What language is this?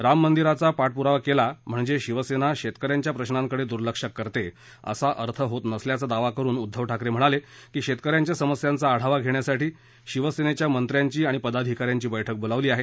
Marathi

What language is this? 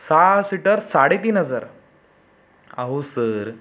Marathi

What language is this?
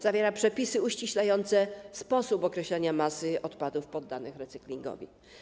Polish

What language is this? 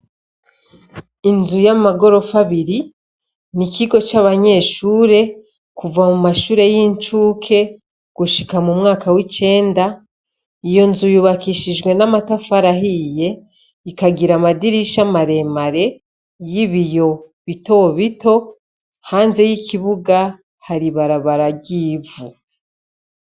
Rundi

